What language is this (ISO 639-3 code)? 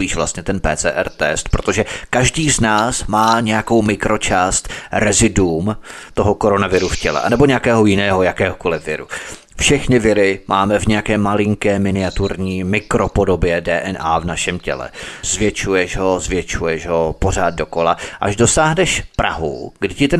ces